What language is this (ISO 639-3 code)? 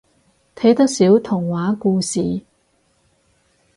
yue